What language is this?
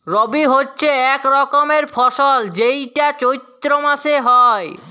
Bangla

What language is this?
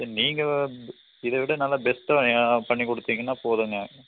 Tamil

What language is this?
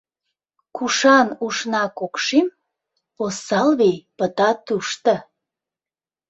Mari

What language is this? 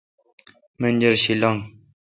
Kalkoti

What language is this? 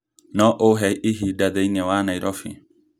Kikuyu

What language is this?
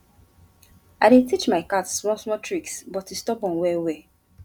Nigerian Pidgin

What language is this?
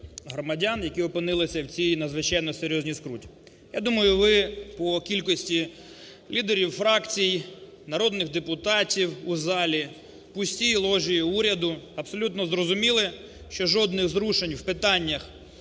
Ukrainian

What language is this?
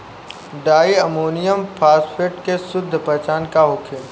Bhojpuri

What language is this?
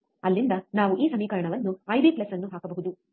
Kannada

